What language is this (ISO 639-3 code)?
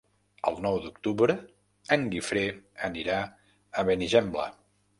cat